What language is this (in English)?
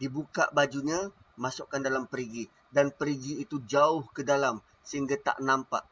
Malay